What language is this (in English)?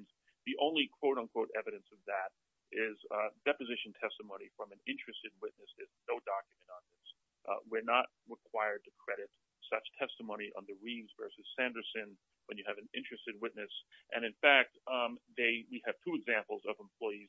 English